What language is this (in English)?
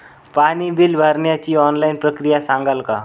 Marathi